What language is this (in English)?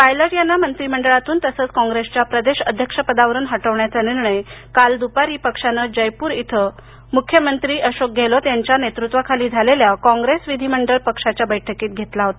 Marathi